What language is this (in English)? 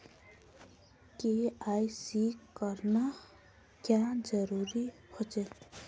Magahi